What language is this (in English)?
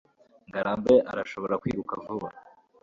Kinyarwanda